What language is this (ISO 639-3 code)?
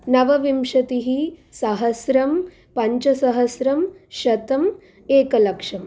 san